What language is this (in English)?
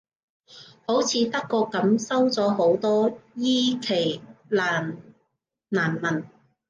Cantonese